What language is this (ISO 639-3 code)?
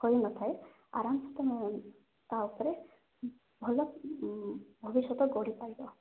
ori